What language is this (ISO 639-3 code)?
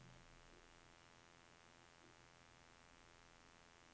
nor